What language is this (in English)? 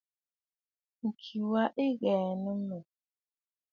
Bafut